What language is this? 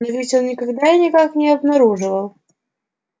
Russian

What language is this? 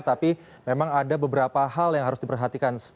Indonesian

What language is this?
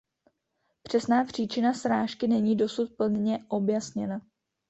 Czech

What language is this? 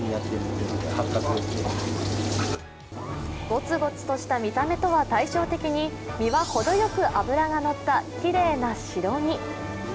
Japanese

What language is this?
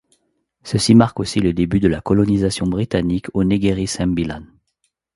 French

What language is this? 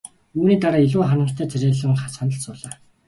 Mongolian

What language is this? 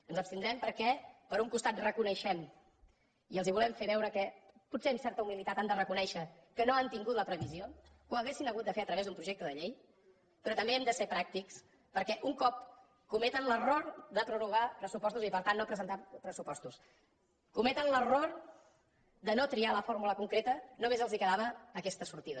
Catalan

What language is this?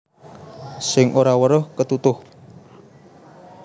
Javanese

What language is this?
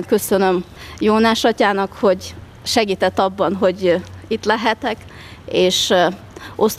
Hungarian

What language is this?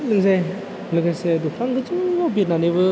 Bodo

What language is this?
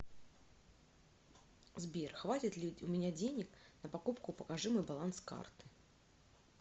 Russian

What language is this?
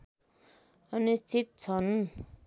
Nepali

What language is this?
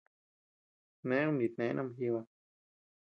Tepeuxila Cuicatec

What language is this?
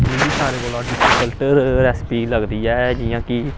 Dogri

